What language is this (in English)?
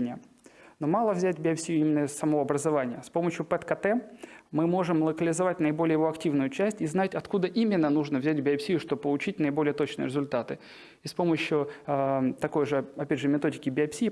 Russian